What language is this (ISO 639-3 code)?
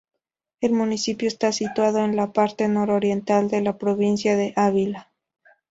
spa